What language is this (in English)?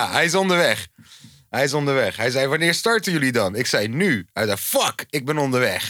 Dutch